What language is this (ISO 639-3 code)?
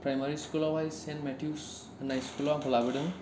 brx